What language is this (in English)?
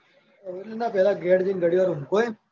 Gujarati